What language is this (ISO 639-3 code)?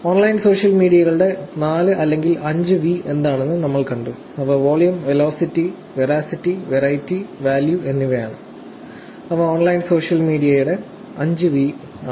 mal